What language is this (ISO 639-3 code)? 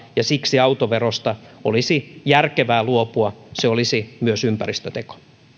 fin